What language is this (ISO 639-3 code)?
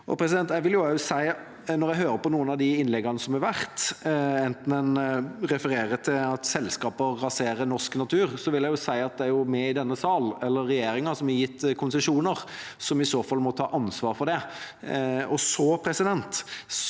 nor